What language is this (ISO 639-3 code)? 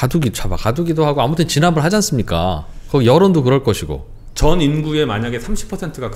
kor